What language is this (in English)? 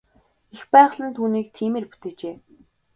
Mongolian